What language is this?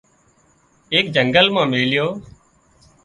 Wadiyara Koli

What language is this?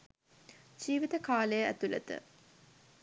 Sinhala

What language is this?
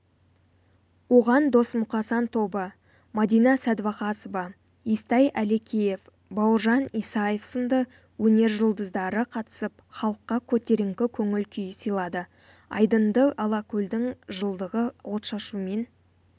Kazakh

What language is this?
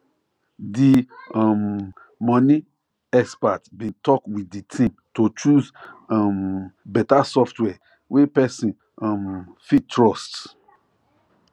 Nigerian Pidgin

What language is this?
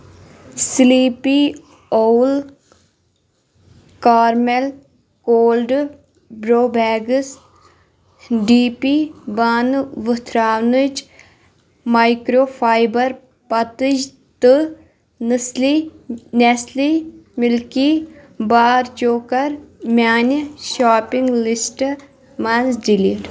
Kashmiri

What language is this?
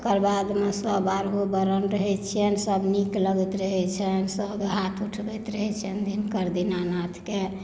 Maithili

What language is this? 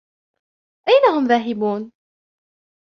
Arabic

